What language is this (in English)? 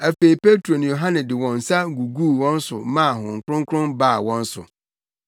Akan